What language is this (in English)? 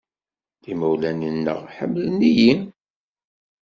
Kabyle